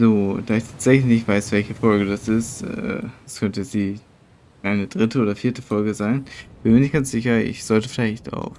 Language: German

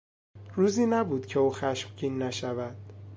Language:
Persian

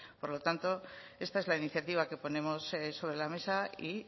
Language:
Spanish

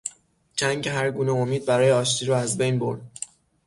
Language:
Persian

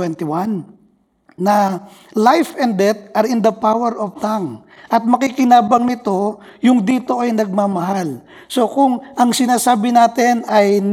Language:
Filipino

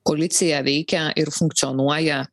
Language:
Lithuanian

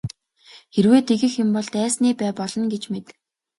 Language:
Mongolian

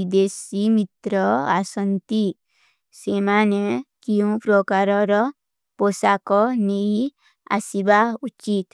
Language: Kui (India)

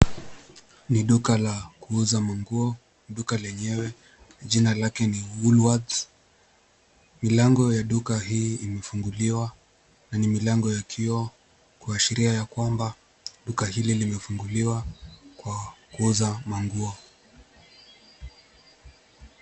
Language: Swahili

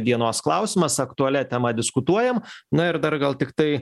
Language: Lithuanian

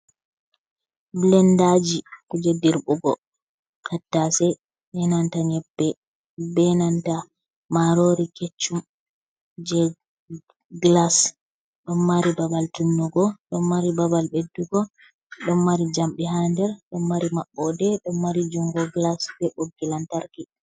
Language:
Fula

